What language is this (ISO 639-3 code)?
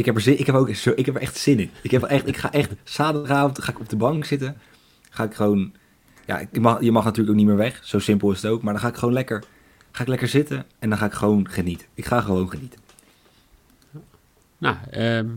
nld